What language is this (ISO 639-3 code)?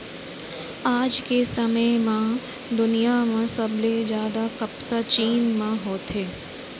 hne